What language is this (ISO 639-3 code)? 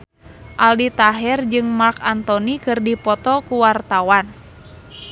sun